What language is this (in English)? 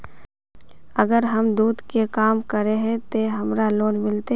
Magahi